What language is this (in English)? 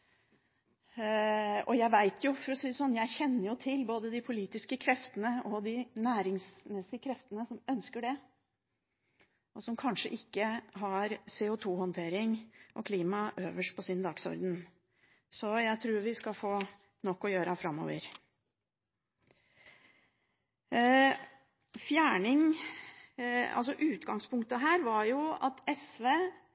Norwegian Bokmål